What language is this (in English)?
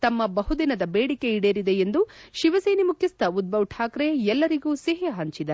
Kannada